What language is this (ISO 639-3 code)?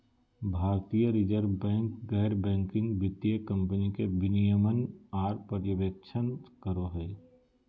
mag